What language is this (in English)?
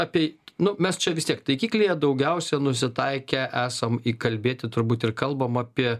Lithuanian